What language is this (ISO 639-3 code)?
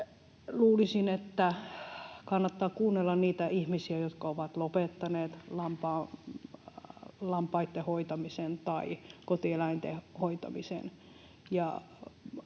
fin